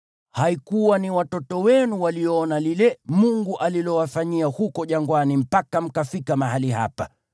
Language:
Swahili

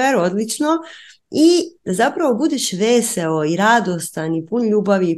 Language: Croatian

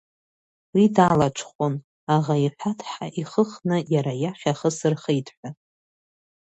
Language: Abkhazian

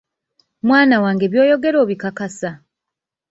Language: Ganda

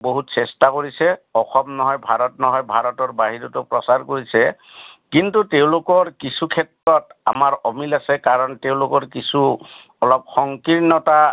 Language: Assamese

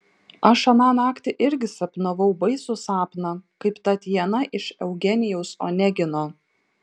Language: Lithuanian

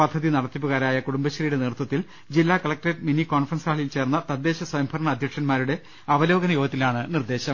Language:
Malayalam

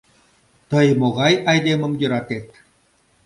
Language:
Mari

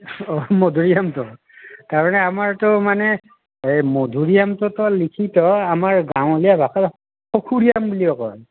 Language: Assamese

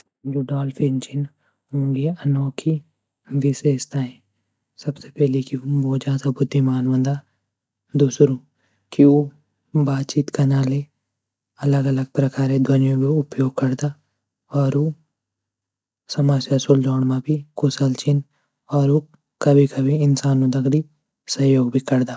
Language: Garhwali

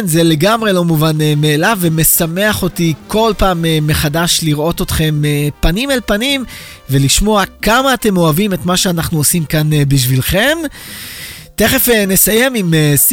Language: Hebrew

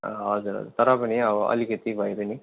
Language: Nepali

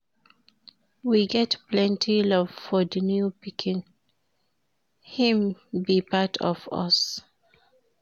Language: Nigerian Pidgin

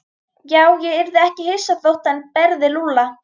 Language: Icelandic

